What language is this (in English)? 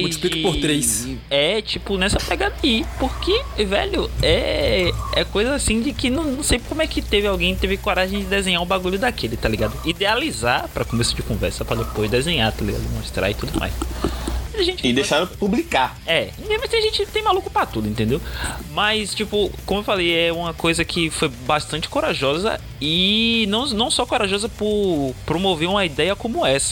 Portuguese